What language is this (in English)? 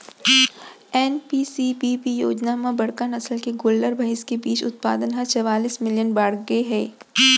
Chhattisgarhi